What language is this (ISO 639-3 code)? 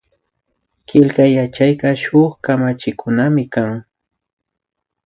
qvi